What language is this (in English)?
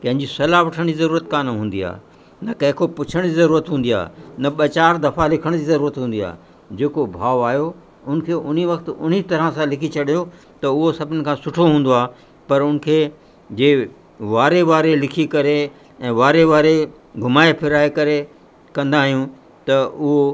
Sindhi